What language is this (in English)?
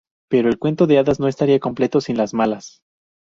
Spanish